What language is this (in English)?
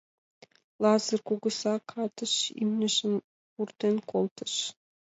Mari